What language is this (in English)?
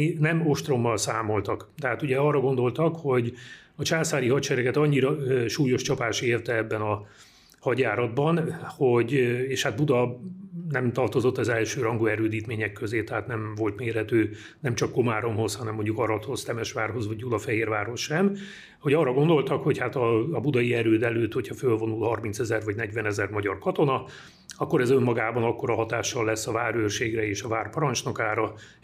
Hungarian